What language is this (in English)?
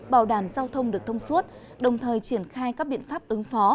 Vietnamese